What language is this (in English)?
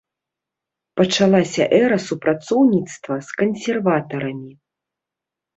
Belarusian